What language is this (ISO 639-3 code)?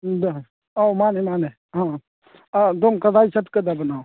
mni